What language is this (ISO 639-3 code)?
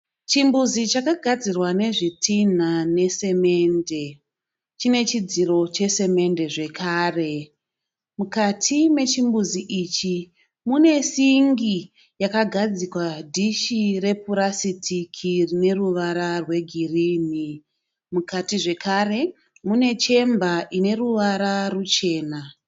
sna